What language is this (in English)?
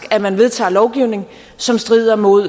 Danish